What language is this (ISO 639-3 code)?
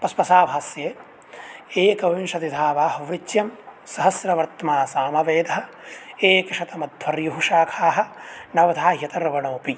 san